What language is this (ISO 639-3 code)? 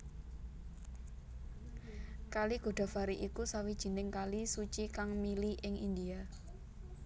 jav